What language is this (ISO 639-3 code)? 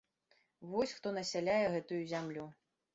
bel